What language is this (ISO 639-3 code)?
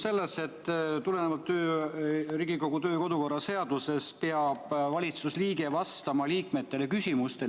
est